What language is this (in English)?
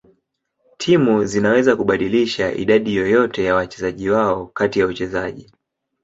Swahili